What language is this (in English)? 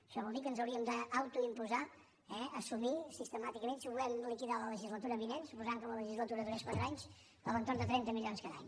Catalan